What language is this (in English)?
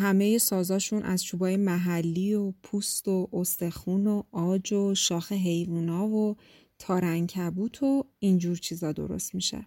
Persian